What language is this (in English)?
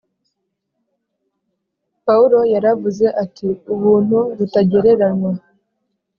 Kinyarwanda